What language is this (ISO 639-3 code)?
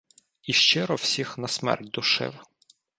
ukr